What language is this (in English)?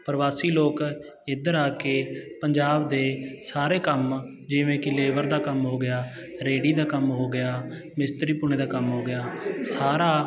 Punjabi